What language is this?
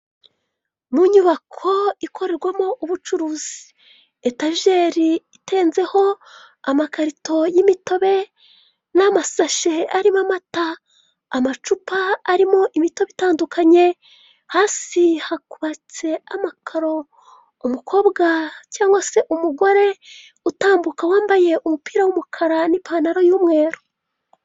Kinyarwanda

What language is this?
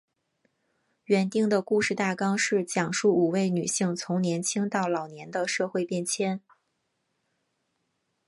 Chinese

